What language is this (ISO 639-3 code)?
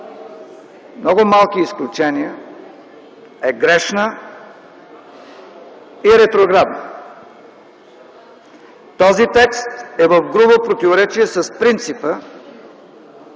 bul